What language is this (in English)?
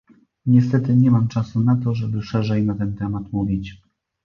Polish